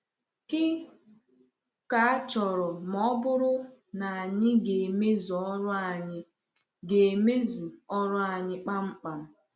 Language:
Igbo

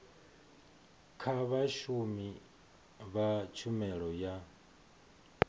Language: Venda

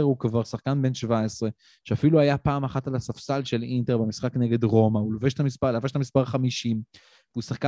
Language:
Hebrew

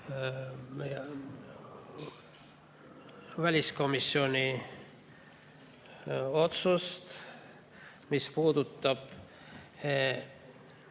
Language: Estonian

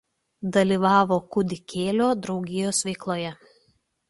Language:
Lithuanian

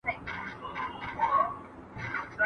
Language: Pashto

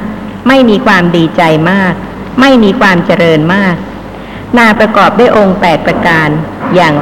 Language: Thai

